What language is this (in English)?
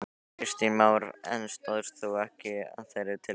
Icelandic